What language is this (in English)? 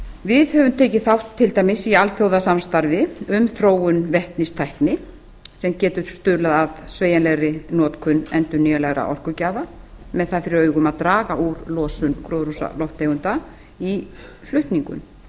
Icelandic